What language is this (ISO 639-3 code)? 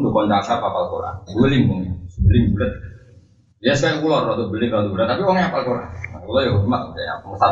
msa